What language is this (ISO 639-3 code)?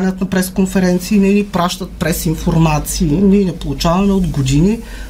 bul